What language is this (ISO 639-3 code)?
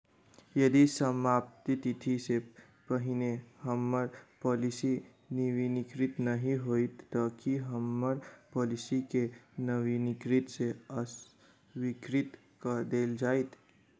mai